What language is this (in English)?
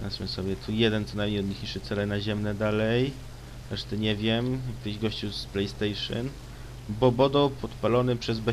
Polish